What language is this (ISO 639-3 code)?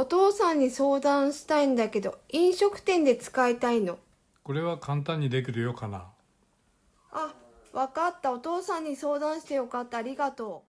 jpn